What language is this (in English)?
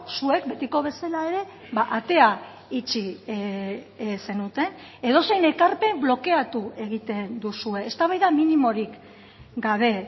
Basque